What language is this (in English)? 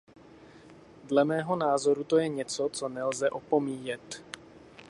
Czech